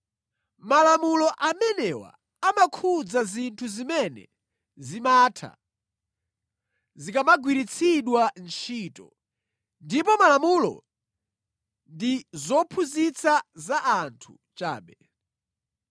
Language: Nyanja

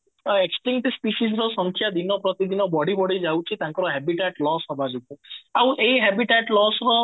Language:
Odia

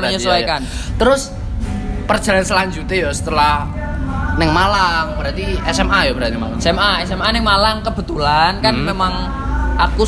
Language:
Indonesian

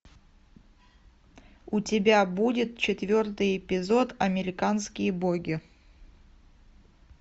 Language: Russian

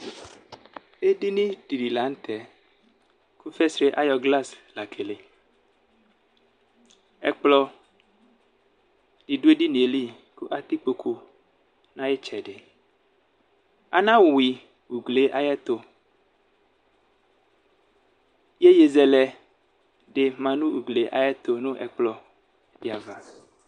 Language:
Ikposo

